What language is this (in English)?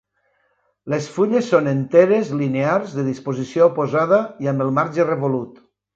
Catalan